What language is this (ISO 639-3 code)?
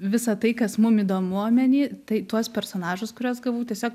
lit